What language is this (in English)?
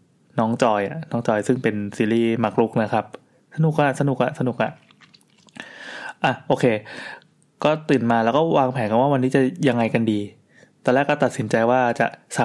Thai